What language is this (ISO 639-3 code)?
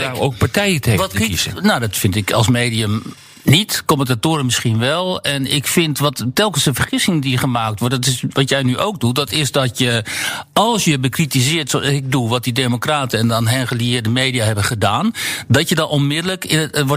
nld